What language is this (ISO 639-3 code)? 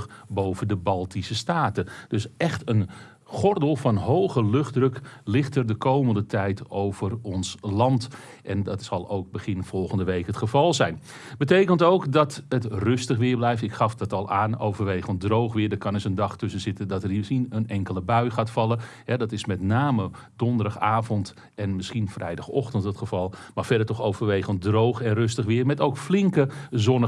nld